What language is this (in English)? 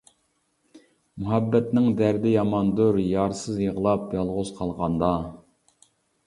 Uyghur